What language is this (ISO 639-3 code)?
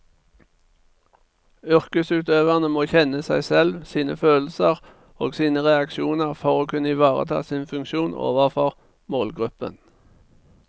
nor